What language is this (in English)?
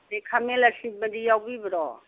Manipuri